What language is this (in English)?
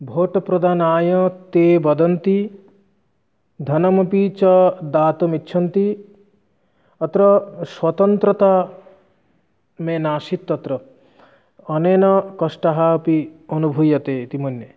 Sanskrit